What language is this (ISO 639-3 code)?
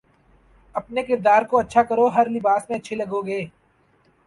urd